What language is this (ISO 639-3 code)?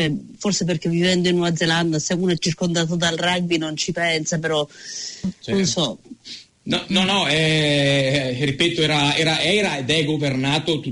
ita